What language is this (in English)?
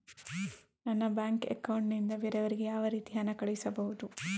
Kannada